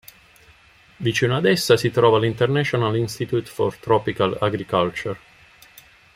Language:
Italian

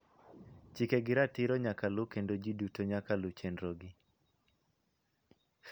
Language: Luo (Kenya and Tanzania)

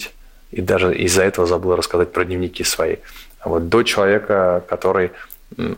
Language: Russian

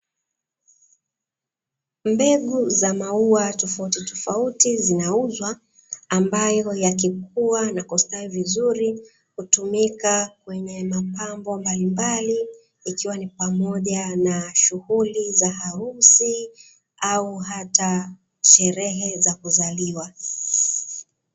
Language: Swahili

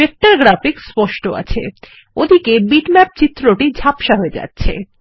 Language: Bangla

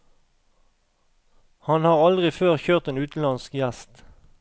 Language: Norwegian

